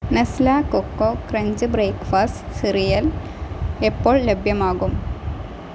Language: Malayalam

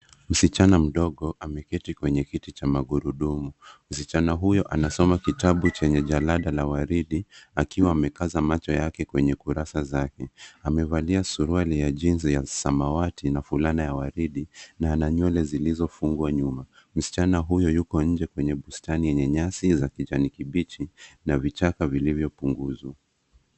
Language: Swahili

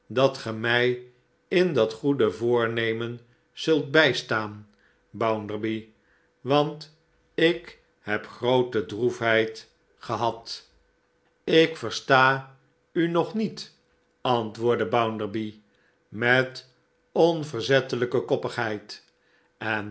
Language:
Dutch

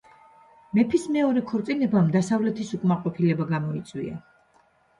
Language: Georgian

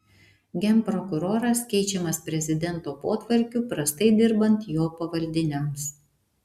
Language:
Lithuanian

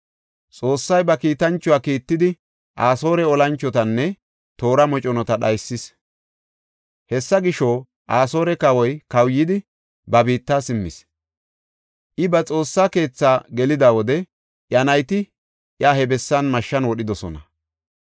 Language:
Gofa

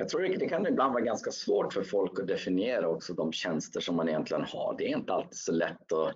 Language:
Swedish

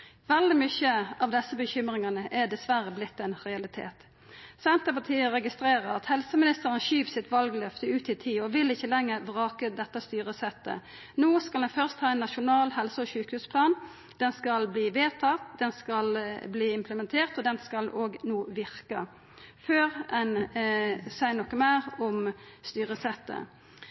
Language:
Norwegian Nynorsk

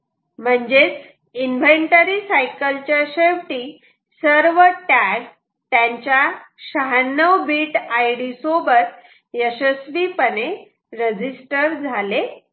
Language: Marathi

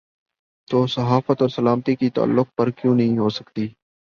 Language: Urdu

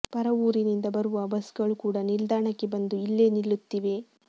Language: Kannada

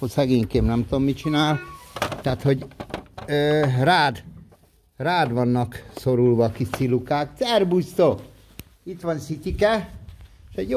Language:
Hungarian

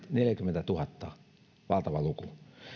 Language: Finnish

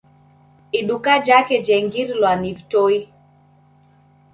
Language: Taita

